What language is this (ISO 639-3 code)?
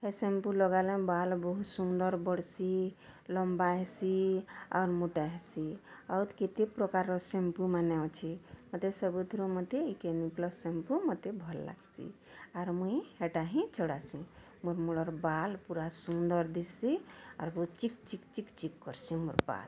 ori